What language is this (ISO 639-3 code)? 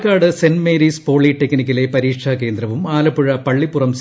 mal